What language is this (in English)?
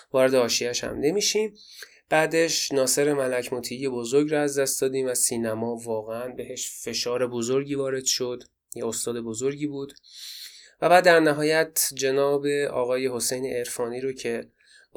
Persian